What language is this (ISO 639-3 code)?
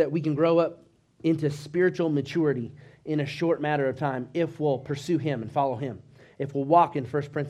eng